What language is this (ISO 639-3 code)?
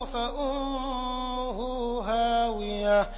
ara